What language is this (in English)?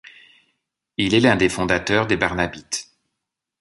French